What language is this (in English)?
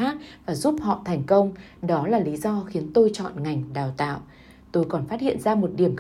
Vietnamese